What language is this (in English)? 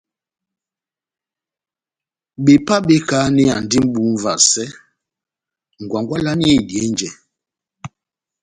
Batanga